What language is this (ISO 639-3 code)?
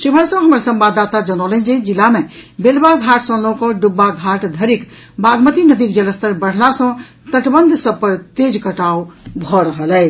mai